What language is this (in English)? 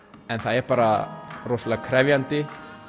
Icelandic